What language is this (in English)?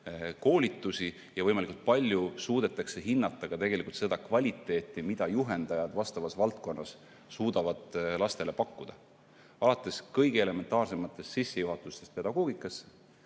Estonian